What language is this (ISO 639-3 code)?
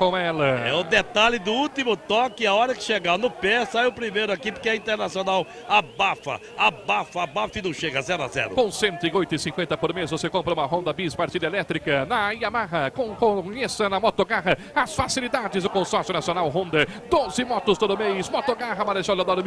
por